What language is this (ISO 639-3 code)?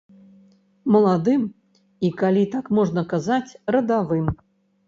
bel